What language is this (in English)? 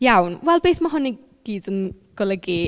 Welsh